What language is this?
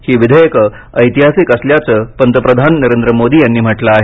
Marathi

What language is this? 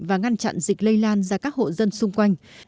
Vietnamese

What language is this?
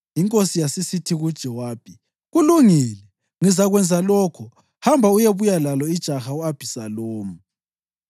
North Ndebele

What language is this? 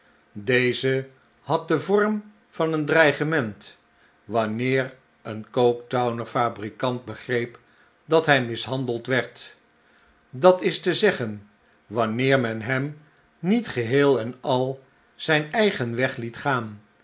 Dutch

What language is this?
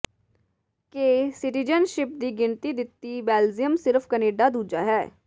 Punjabi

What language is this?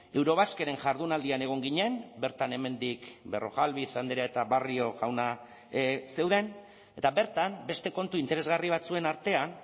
Basque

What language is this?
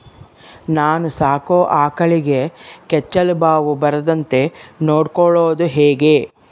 Kannada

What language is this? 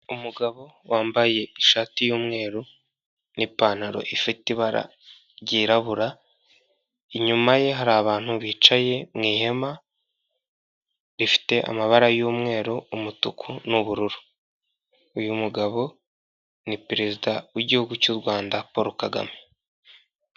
Kinyarwanda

